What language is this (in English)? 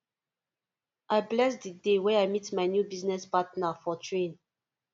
Nigerian Pidgin